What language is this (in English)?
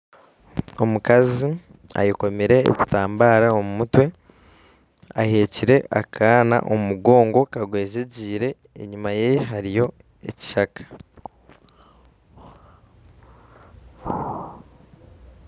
Nyankole